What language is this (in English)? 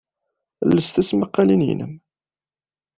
Kabyle